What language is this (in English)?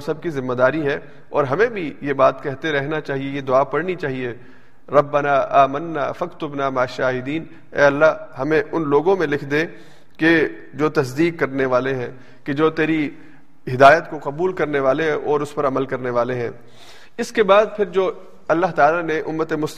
Urdu